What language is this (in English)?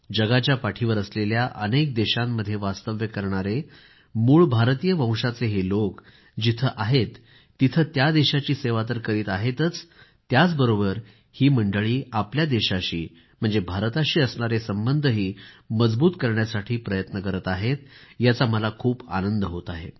Marathi